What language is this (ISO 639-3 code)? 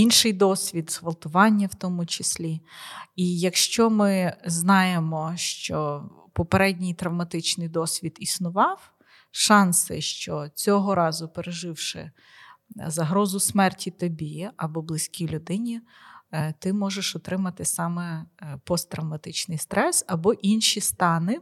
ukr